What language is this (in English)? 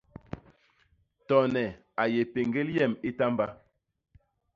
Basaa